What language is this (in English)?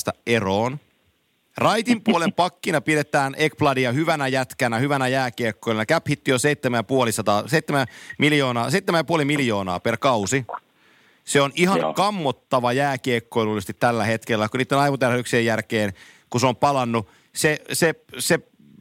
Finnish